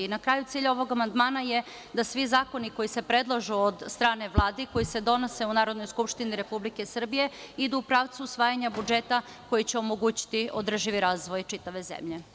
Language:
Serbian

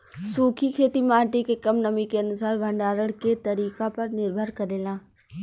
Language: Bhojpuri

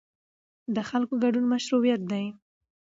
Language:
Pashto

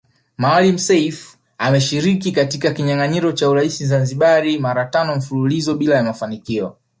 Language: Swahili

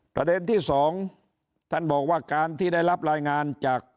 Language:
Thai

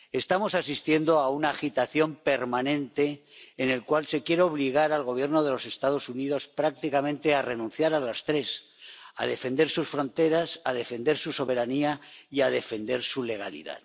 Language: Spanish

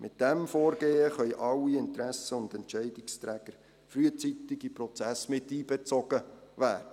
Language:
Swiss German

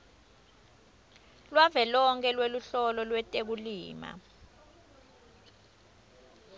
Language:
Swati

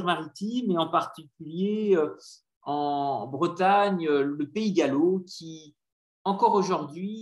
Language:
French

